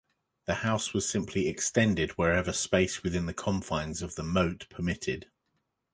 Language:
English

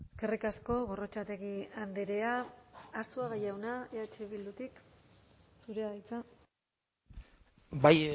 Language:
Basque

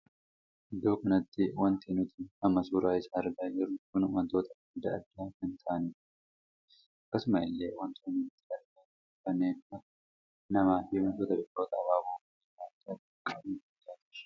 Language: Oromo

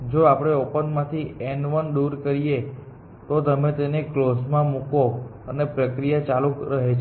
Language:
Gujarati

